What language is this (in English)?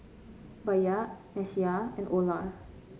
English